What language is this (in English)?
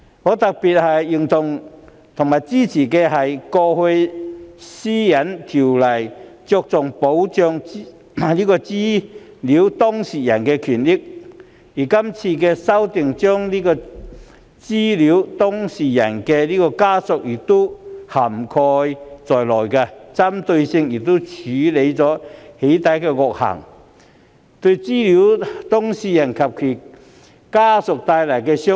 Cantonese